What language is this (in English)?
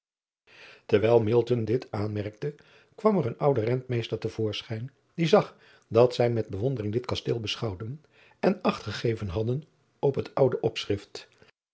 Dutch